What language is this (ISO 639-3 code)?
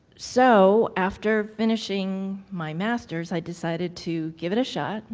eng